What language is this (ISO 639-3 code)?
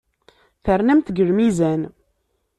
kab